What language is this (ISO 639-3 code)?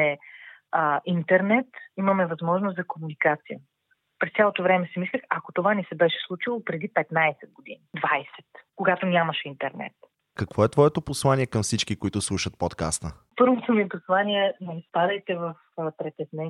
bul